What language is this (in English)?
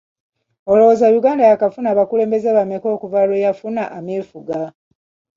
Ganda